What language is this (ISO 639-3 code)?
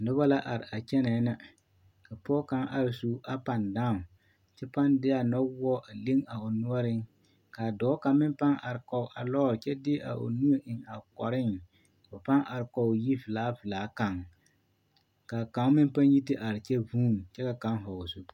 dga